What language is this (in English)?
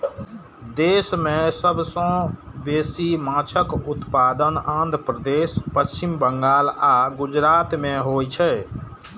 Maithili